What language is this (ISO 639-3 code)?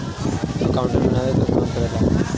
bho